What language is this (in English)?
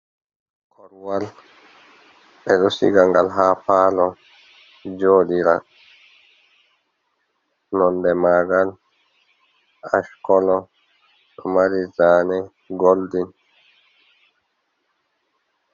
Fula